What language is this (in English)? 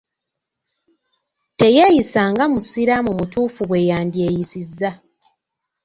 Ganda